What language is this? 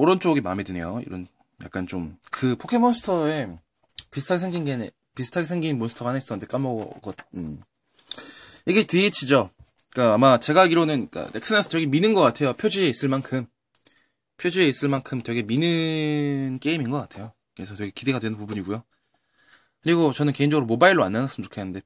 Korean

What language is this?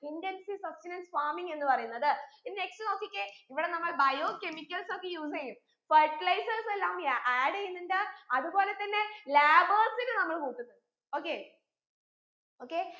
Malayalam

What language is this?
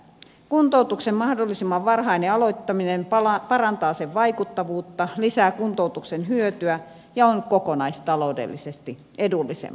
Finnish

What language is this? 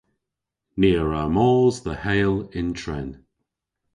Cornish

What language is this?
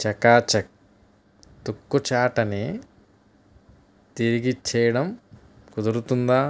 Telugu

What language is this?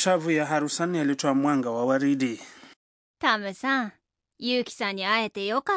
Swahili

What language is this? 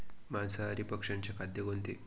Marathi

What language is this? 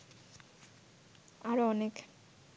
Bangla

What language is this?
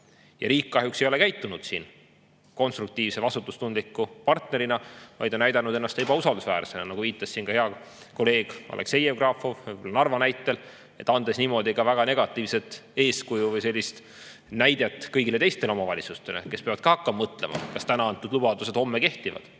Estonian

